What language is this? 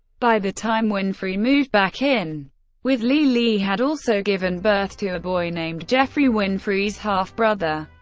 English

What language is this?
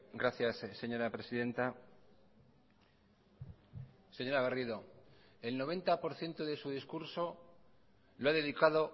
Spanish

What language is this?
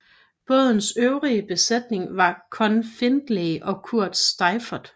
Danish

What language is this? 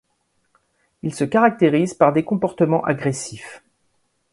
French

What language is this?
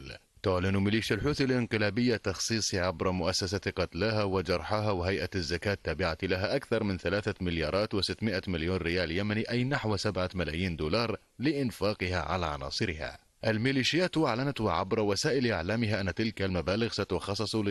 Arabic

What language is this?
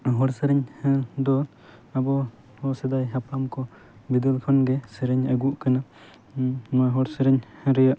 Santali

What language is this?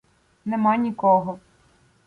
Ukrainian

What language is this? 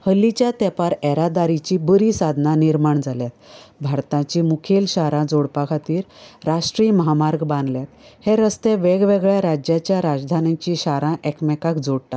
Konkani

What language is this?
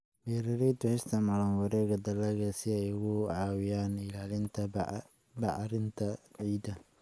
Somali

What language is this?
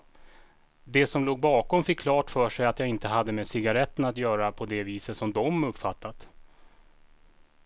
Swedish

